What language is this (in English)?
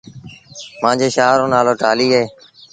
Sindhi Bhil